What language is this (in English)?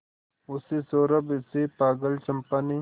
Hindi